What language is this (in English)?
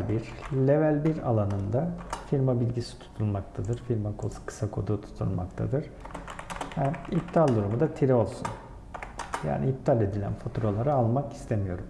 Turkish